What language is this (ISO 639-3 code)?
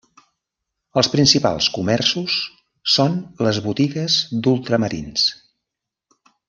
cat